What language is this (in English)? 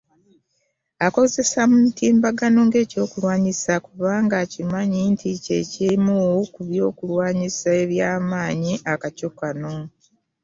Ganda